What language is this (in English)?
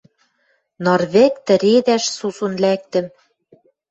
Western Mari